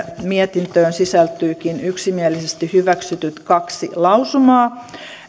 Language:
Finnish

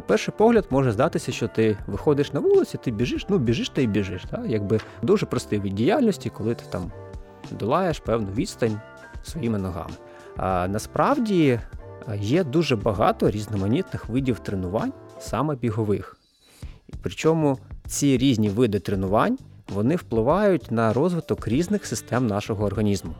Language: Ukrainian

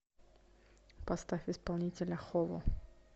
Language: Russian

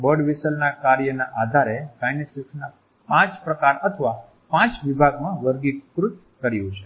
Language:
Gujarati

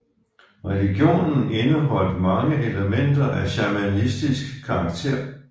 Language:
Danish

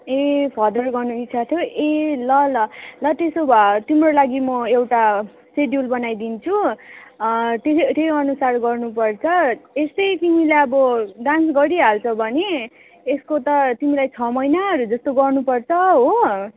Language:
Nepali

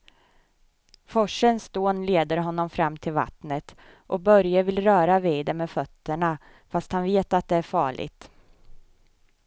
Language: Swedish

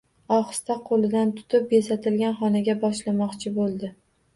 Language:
Uzbek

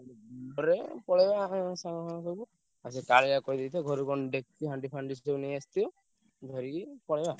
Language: Odia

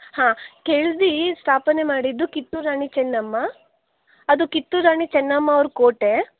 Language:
Kannada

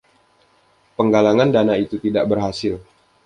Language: Indonesian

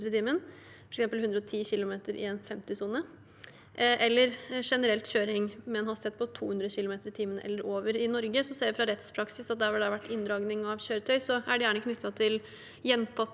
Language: Norwegian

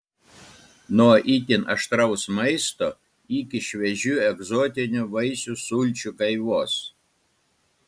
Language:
Lithuanian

